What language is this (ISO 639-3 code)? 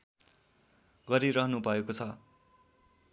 nep